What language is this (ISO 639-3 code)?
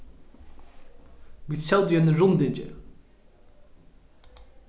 fao